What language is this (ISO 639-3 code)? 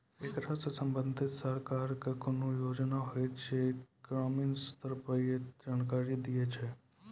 mai